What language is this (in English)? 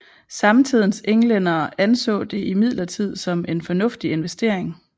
Danish